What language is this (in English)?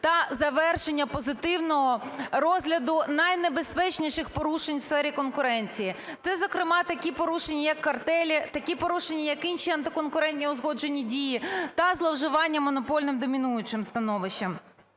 Ukrainian